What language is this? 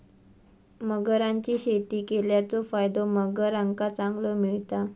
Marathi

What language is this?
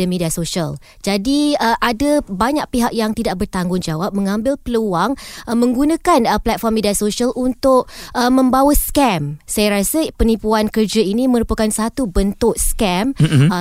Malay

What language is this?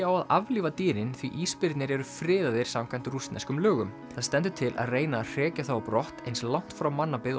Icelandic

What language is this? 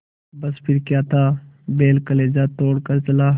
Hindi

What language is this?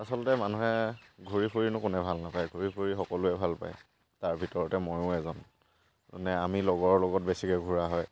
Assamese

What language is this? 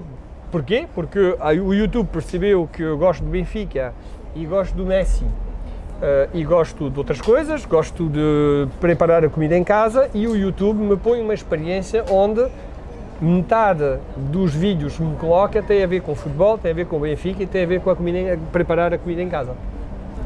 Portuguese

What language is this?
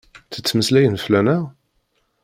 Kabyle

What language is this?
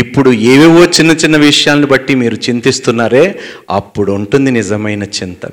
Telugu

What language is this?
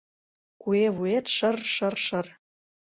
Mari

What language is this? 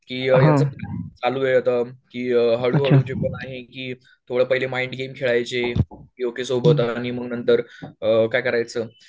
Marathi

